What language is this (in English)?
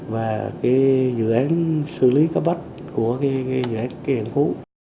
Vietnamese